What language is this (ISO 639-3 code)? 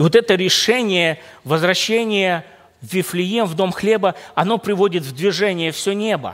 rus